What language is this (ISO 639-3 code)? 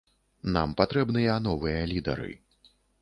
bel